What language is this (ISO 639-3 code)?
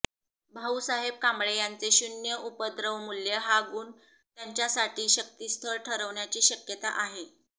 mar